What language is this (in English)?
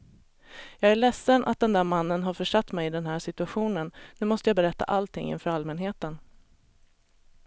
Swedish